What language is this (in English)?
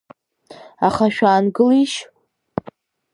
Abkhazian